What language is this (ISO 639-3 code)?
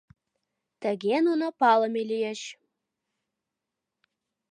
chm